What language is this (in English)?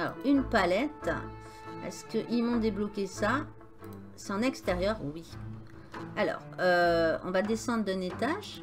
French